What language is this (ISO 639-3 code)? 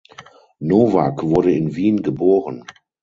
deu